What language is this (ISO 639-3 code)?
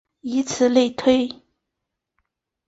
zho